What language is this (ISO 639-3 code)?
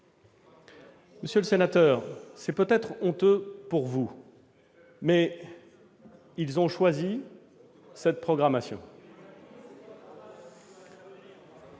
fra